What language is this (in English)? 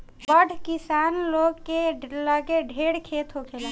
Bhojpuri